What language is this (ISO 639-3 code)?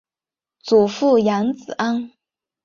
zho